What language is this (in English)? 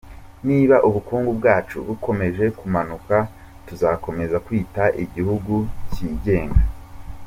Kinyarwanda